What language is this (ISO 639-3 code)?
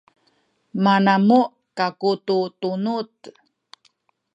szy